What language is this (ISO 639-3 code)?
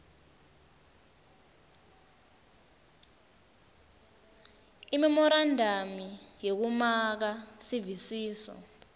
ssw